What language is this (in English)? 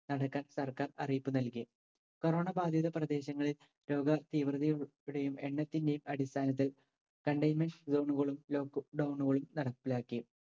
Malayalam